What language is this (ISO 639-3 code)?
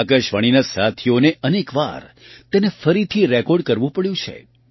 guj